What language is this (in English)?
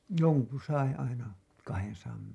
Finnish